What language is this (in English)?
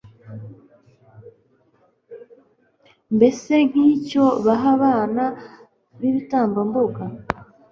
Kinyarwanda